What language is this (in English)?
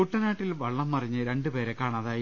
Malayalam